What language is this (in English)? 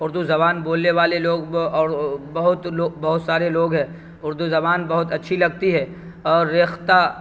Urdu